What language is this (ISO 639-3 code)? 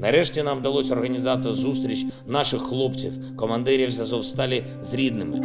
rus